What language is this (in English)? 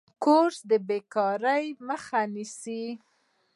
Pashto